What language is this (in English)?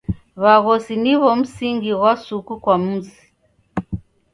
Taita